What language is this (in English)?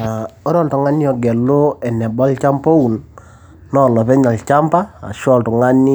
Masai